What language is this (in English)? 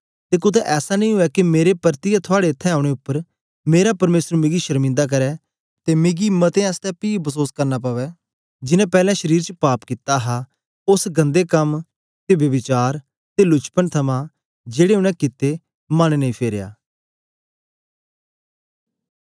Dogri